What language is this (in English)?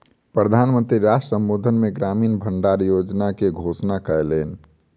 Maithili